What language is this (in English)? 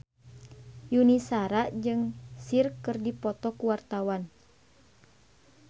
Sundanese